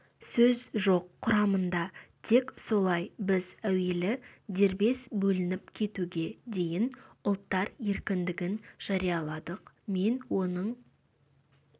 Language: Kazakh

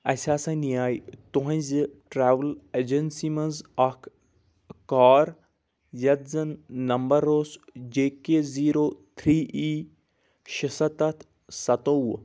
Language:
Kashmiri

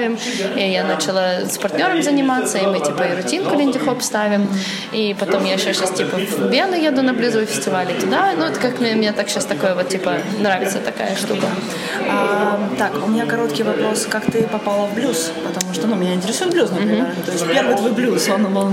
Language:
Russian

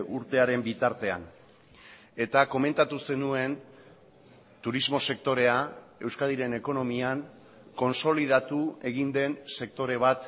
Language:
Basque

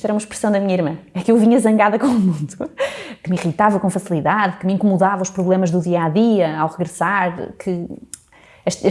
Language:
Portuguese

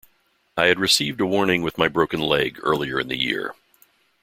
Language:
English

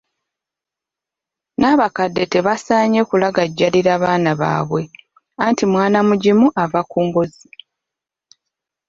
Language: Ganda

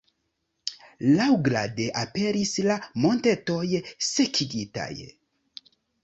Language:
Esperanto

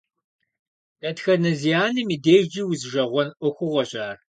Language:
Kabardian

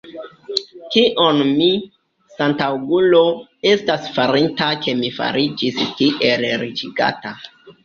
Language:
Esperanto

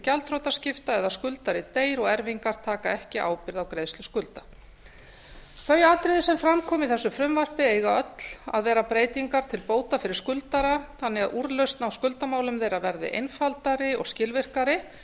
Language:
Icelandic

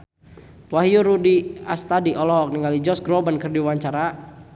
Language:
Sundanese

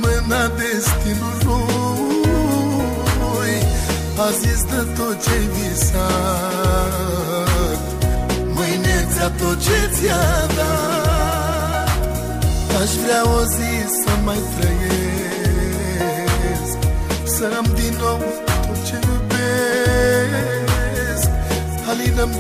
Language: Romanian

